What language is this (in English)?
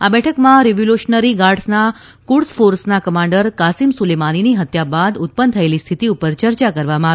Gujarati